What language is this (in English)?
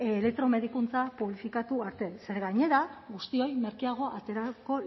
Basque